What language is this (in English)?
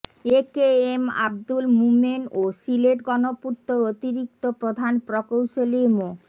Bangla